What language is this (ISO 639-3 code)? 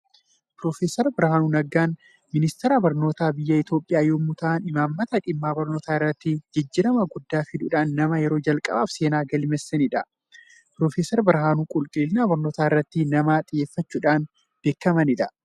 orm